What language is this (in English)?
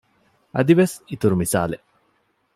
Divehi